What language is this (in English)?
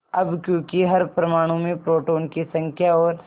Hindi